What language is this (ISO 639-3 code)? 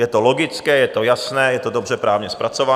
ces